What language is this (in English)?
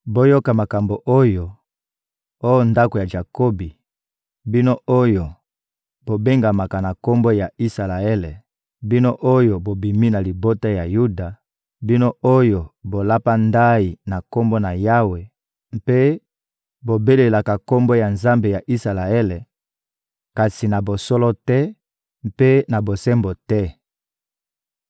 Lingala